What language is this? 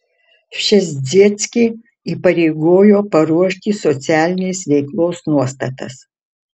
Lithuanian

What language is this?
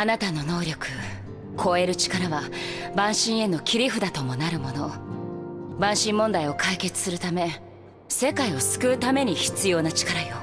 Japanese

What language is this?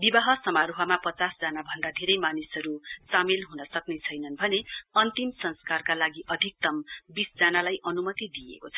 Nepali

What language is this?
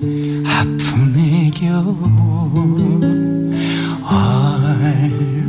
Korean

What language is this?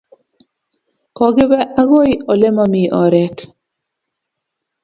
Kalenjin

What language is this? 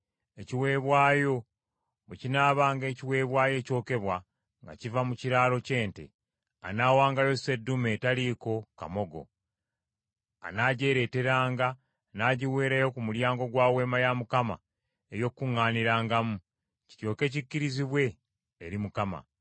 Ganda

